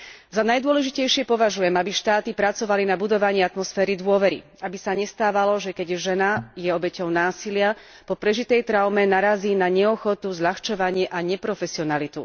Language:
Slovak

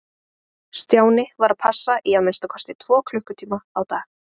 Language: Icelandic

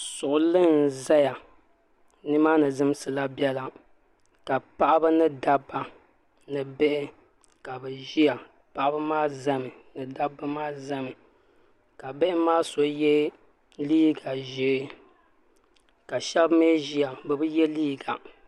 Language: Dagbani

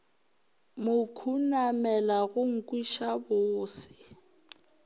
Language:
Northern Sotho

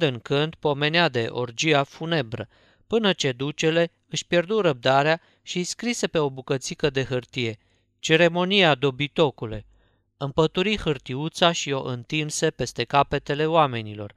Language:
Romanian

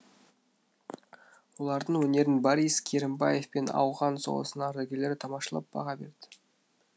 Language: Kazakh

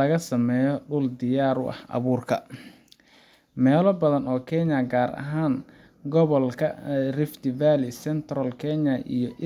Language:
Somali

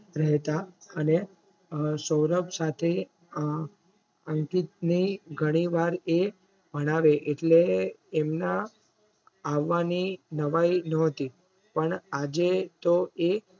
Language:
Gujarati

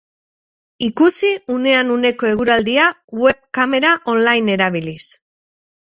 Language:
Basque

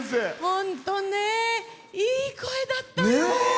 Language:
Japanese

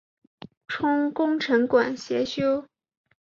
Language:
Chinese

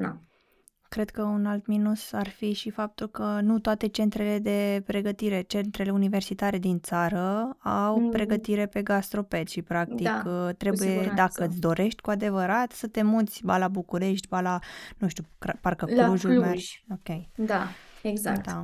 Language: Romanian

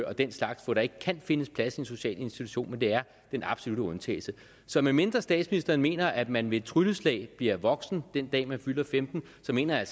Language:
Danish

